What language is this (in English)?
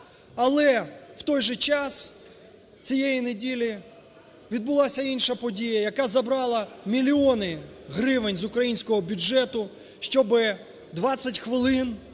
Ukrainian